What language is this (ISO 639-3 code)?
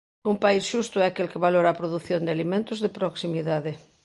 glg